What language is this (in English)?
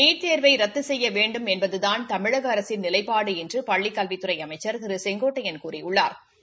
Tamil